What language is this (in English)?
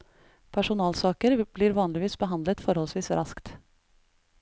Norwegian